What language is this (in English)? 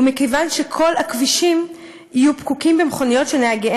Hebrew